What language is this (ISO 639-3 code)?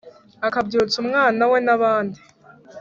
kin